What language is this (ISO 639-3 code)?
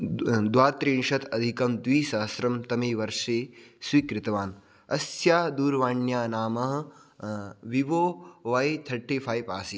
san